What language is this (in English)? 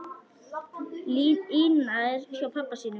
Icelandic